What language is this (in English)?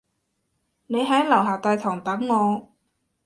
Cantonese